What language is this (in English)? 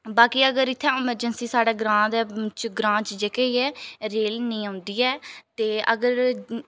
Dogri